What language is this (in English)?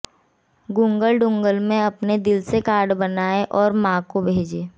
Hindi